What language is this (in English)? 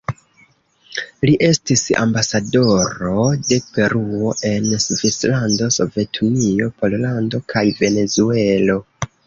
Esperanto